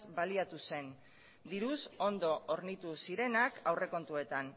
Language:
Basque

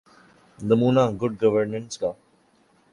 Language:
Urdu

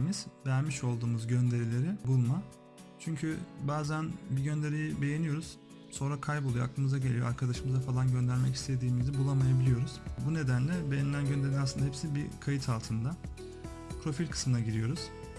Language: Turkish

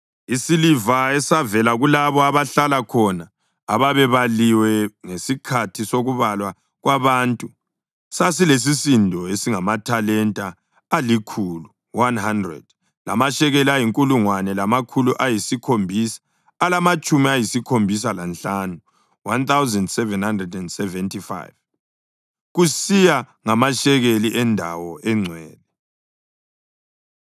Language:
North Ndebele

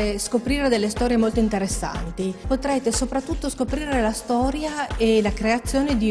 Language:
Italian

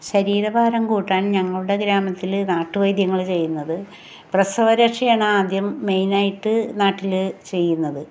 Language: Malayalam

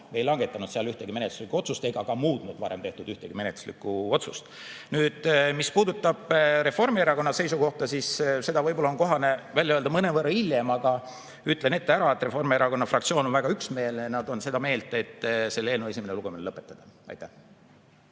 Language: Estonian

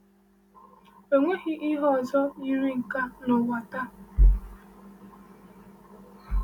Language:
Igbo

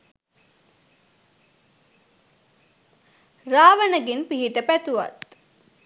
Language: Sinhala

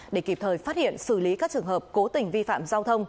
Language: Vietnamese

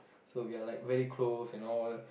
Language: English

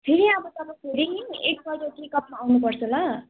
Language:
Nepali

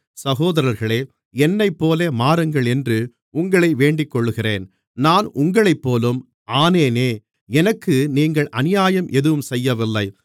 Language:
Tamil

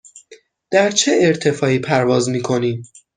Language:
Persian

